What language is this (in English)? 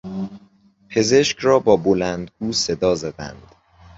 Persian